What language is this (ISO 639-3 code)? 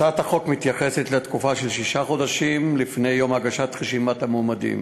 heb